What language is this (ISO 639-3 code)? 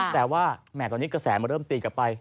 tha